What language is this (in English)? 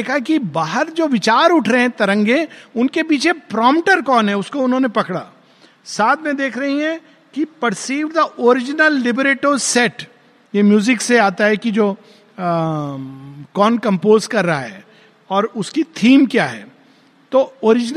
Hindi